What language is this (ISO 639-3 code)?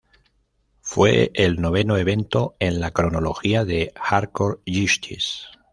spa